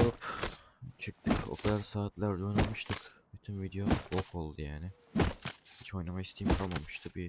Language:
Turkish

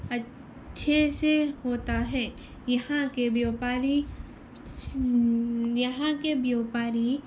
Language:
Urdu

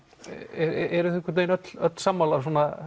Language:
Icelandic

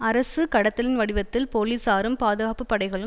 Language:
Tamil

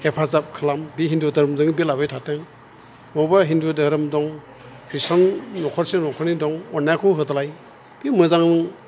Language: Bodo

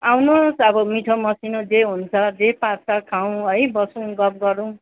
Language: Nepali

